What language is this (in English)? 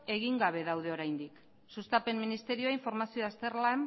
Basque